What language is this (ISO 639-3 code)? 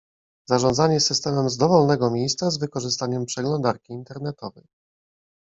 pol